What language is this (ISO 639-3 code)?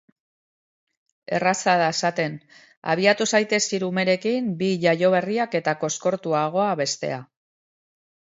eus